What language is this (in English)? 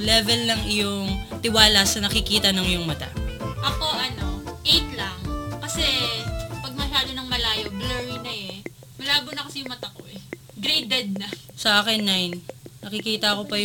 Filipino